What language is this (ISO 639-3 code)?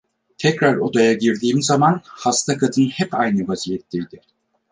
tur